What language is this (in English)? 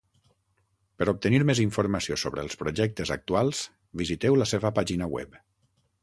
Catalan